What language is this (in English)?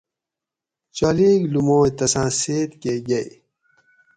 Gawri